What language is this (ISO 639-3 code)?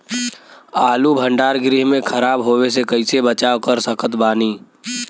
bho